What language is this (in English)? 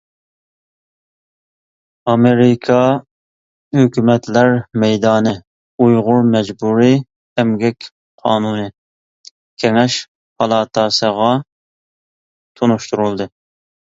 Uyghur